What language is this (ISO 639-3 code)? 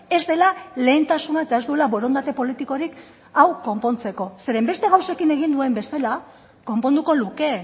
eus